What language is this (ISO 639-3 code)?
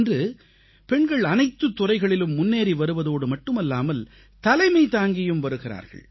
tam